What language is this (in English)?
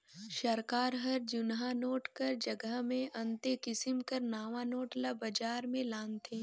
Chhattisgarhi